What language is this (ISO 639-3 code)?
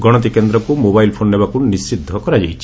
ori